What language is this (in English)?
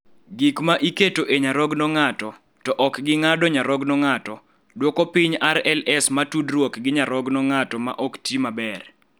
Luo (Kenya and Tanzania)